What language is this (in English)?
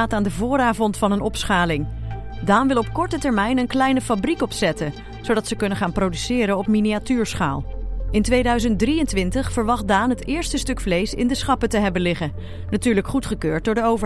Dutch